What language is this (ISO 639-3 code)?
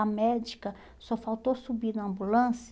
por